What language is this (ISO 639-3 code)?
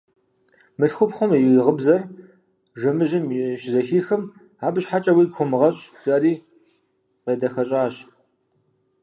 kbd